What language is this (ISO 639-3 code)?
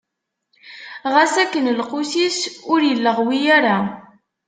kab